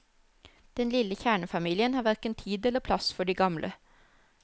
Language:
Norwegian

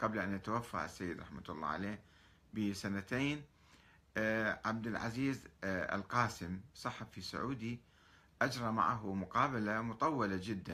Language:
Arabic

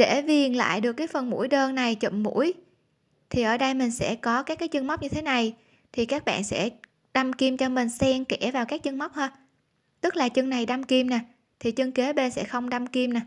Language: Vietnamese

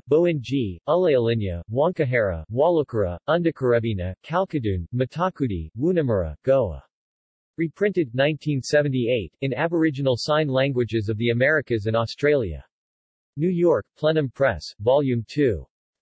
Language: English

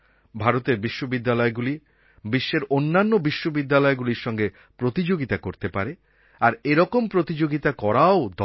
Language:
Bangla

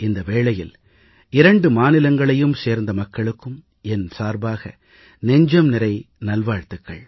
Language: Tamil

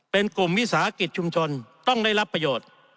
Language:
Thai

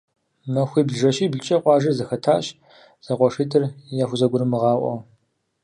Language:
Kabardian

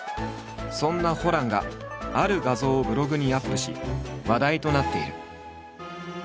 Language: Japanese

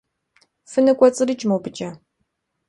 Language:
Kabardian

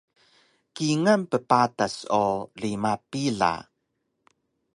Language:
Taroko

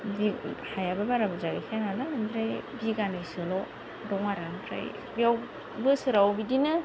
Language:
Bodo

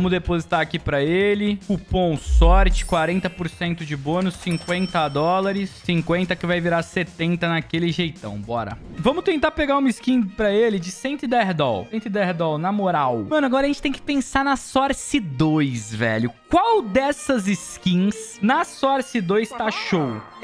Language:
Portuguese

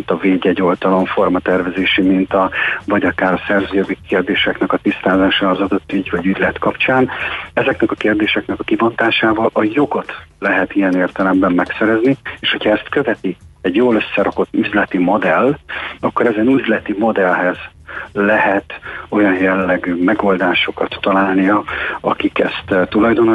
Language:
Hungarian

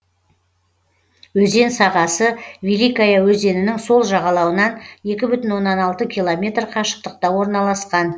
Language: Kazakh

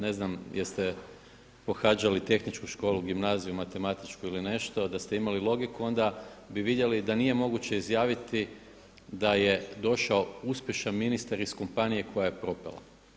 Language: Croatian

